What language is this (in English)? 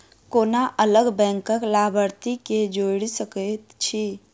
Maithili